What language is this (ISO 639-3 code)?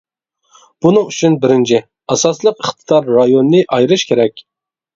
uig